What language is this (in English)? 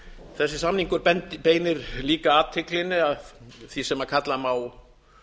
Icelandic